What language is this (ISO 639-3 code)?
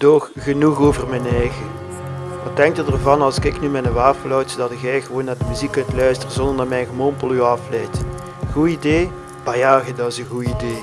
nld